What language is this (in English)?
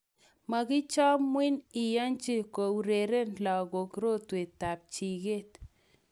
Kalenjin